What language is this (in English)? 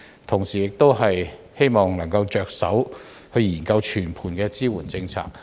Cantonese